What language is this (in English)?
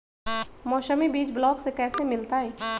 Magahi